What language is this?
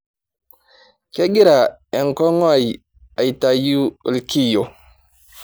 Masai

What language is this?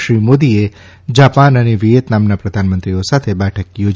Gujarati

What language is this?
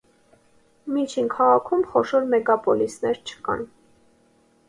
Armenian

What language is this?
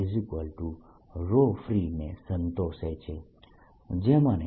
Gujarati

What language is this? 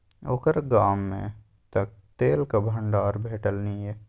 Maithili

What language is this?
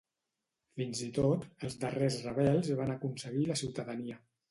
Catalan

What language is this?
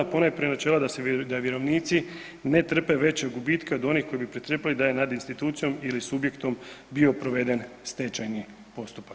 Croatian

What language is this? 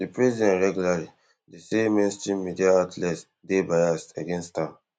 Nigerian Pidgin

